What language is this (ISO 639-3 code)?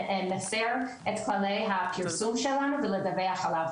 heb